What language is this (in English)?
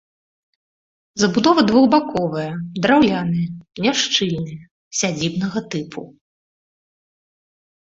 Belarusian